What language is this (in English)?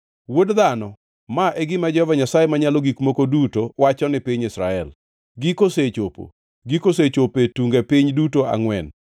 Luo (Kenya and Tanzania)